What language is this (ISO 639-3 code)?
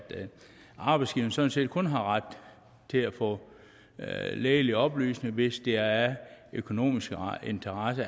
dan